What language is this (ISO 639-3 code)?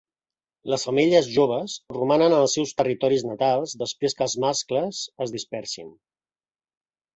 cat